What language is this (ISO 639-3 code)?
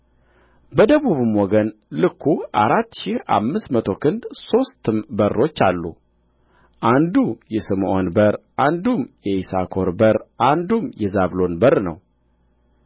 amh